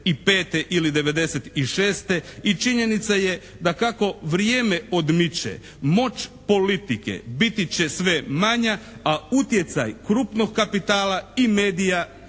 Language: Croatian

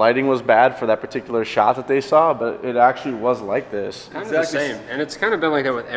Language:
English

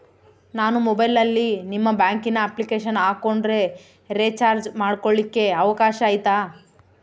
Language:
Kannada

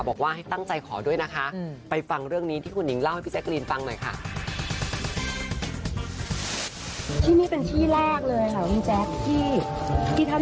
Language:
Thai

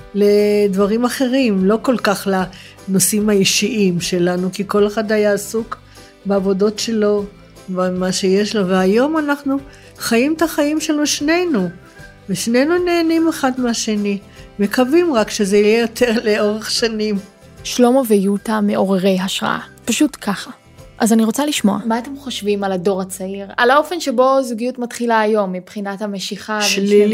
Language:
Hebrew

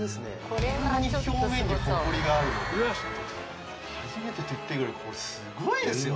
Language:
Japanese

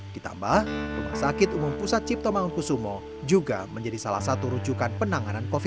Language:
Indonesian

